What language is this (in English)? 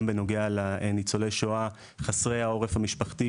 Hebrew